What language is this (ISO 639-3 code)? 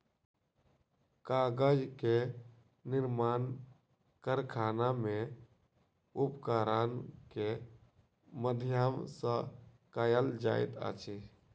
mai